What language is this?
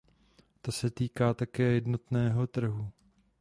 Czech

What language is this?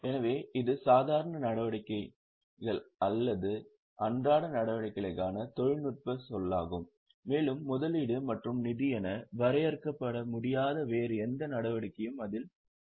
Tamil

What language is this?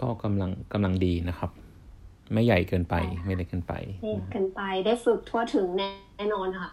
Thai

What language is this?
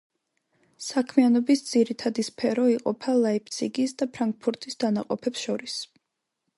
Georgian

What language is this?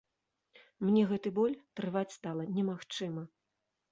Belarusian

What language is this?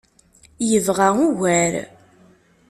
Kabyle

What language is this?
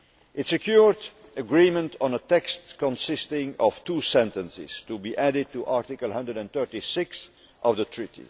English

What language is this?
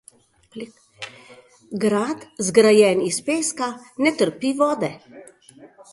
Slovenian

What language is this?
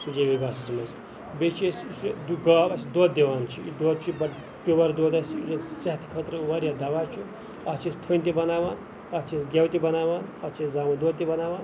Kashmiri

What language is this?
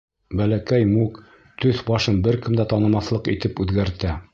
Bashkir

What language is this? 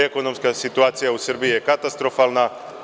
Serbian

